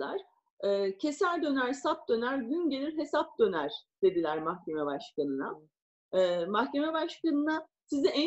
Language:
Turkish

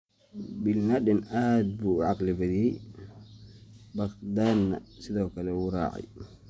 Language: Somali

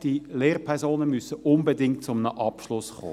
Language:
Swiss German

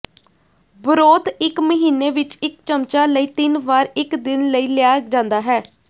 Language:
Punjabi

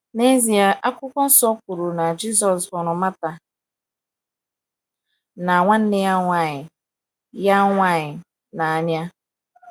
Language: Igbo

